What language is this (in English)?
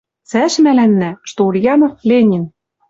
Western Mari